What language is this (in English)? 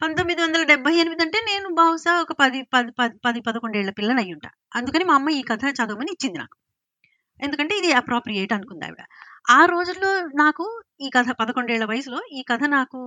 Telugu